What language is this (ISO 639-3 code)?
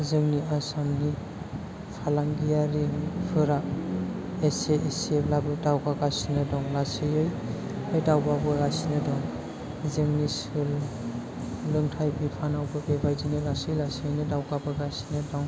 brx